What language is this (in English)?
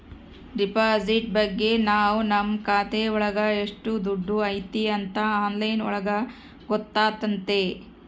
Kannada